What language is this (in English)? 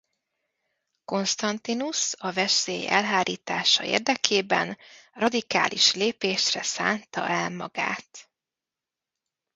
Hungarian